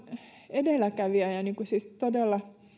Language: Finnish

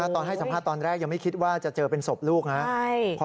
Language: Thai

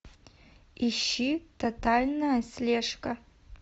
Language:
Russian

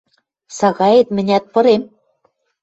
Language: Western Mari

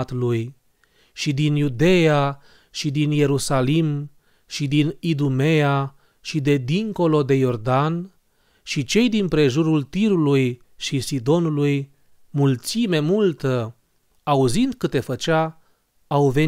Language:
Romanian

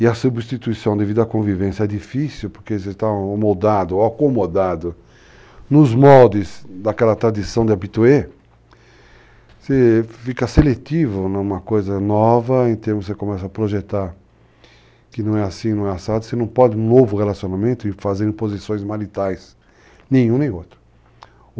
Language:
Portuguese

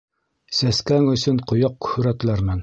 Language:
Bashkir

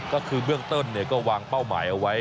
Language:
Thai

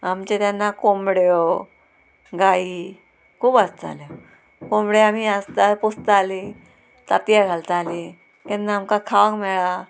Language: Konkani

